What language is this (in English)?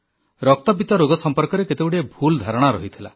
Odia